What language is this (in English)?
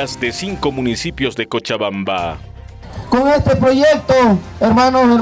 Spanish